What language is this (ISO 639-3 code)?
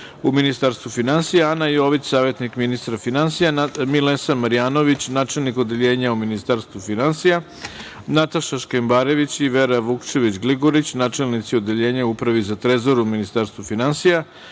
srp